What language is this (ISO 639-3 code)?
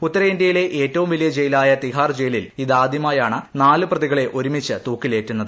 mal